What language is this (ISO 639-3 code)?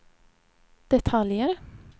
swe